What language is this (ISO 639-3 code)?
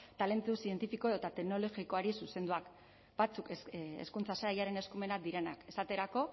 eus